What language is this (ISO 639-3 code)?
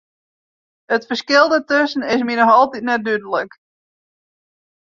fry